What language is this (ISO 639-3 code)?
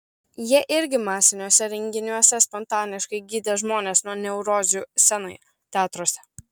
lit